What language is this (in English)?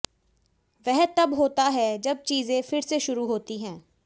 Hindi